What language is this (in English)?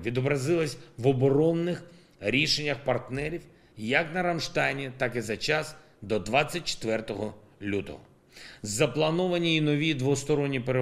Ukrainian